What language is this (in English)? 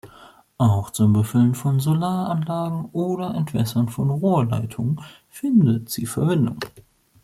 German